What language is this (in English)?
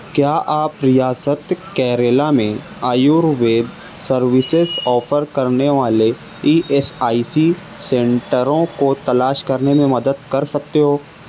Urdu